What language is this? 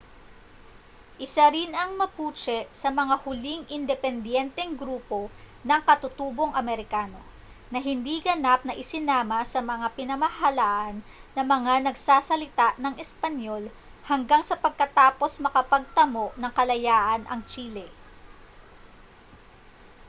Filipino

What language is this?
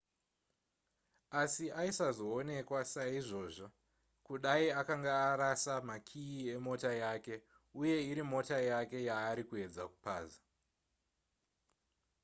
Shona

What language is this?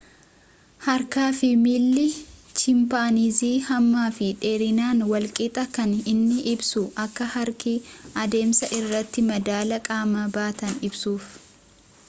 Oromo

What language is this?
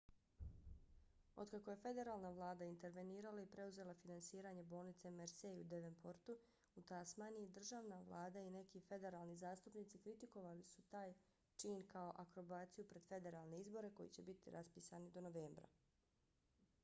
Bosnian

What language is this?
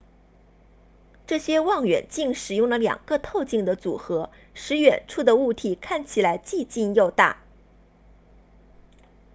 Chinese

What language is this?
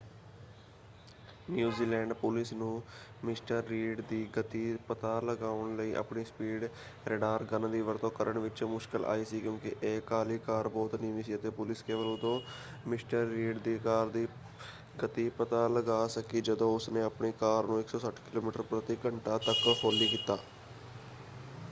Punjabi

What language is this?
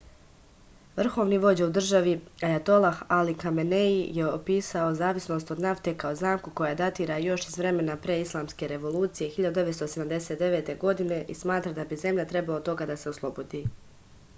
Serbian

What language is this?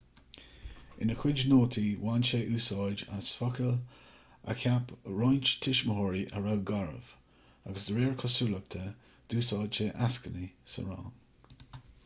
Irish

